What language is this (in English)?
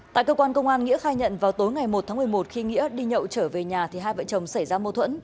Vietnamese